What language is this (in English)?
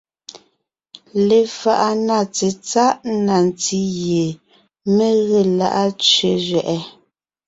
Ngiemboon